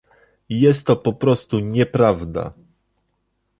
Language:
Polish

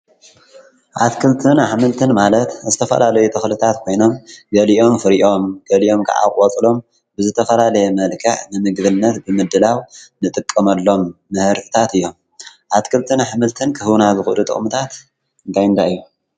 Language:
Tigrinya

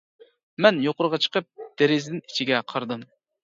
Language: Uyghur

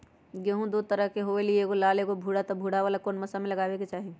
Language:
Magahi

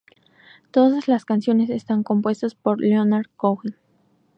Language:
Spanish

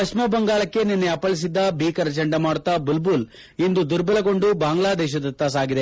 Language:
Kannada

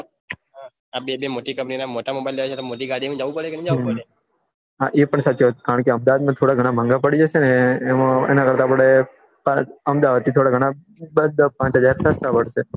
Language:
Gujarati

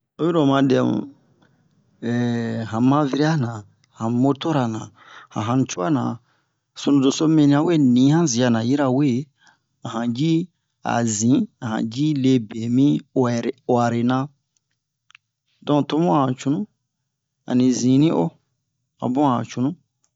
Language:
Bomu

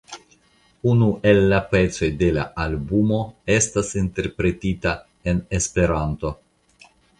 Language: Esperanto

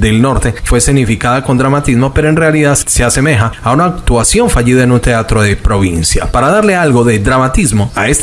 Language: Spanish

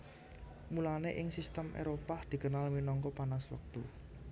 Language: Javanese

